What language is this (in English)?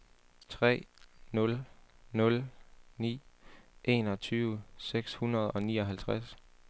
Danish